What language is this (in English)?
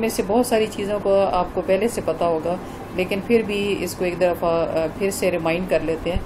Hindi